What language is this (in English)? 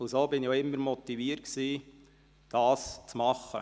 Swiss German